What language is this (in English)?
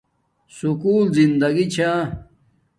Domaaki